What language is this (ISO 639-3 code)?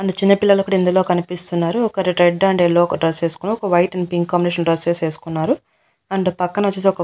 tel